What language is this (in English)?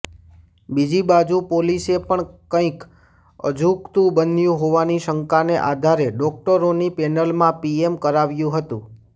Gujarati